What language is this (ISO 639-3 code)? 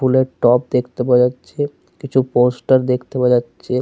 ben